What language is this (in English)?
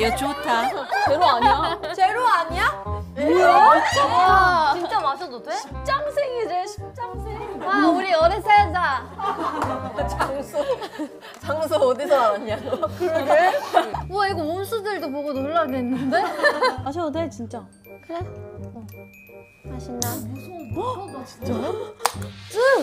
Korean